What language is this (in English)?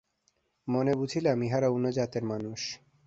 Bangla